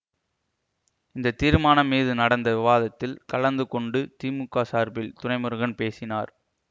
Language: Tamil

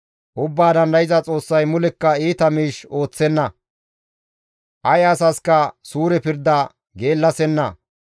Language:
Gamo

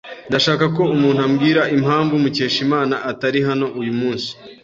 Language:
Kinyarwanda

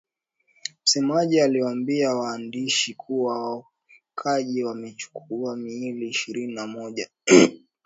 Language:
Swahili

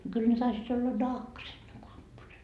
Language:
Finnish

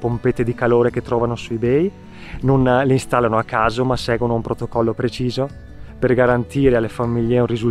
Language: Italian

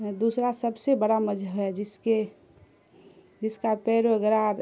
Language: Urdu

